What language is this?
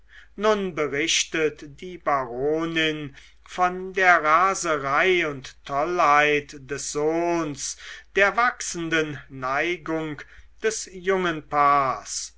German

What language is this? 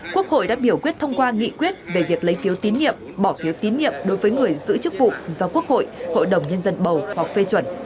Vietnamese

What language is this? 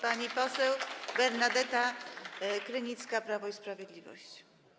Polish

